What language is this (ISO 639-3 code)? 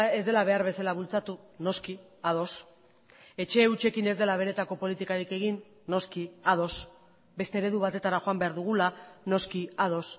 eus